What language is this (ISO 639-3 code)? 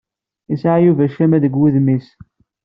kab